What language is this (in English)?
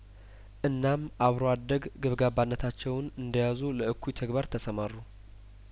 Amharic